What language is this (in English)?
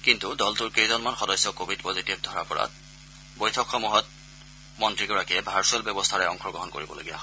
Assamese